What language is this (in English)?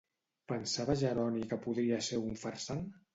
Catalan